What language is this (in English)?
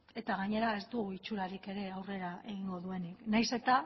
Basque